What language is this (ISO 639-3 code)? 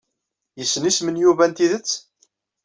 kab